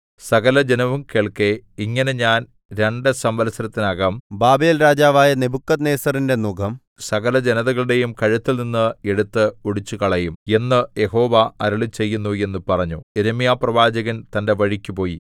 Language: Malayalam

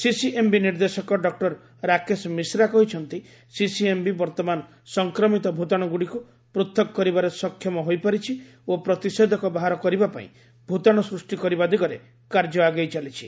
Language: Odia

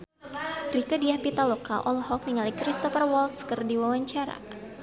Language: Sundanese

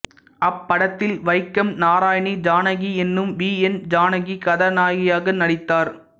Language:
Tamil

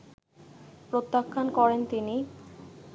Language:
Bangla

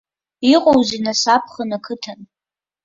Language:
Abkhazian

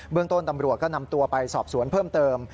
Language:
Thai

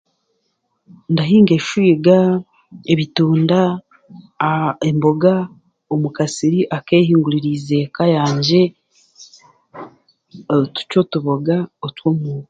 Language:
Chiga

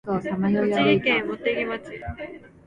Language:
Japanese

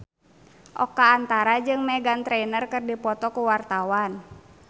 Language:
Sundanese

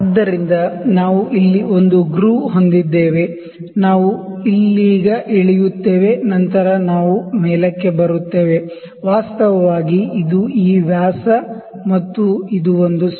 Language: Kannada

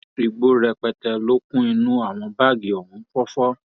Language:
Yoruba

